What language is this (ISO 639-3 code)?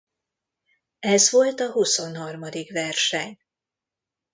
hun